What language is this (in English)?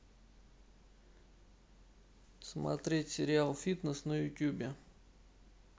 Russian